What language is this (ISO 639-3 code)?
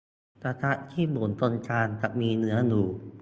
tha